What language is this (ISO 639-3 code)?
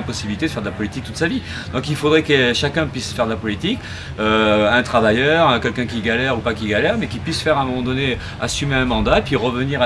fra